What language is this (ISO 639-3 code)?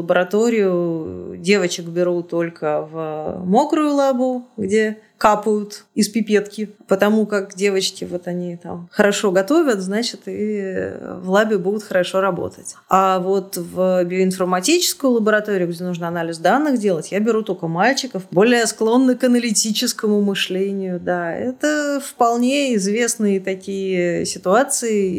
rus